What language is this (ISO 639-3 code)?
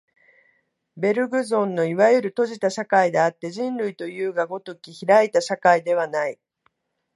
jpn